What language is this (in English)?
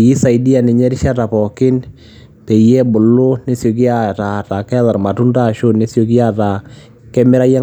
Masai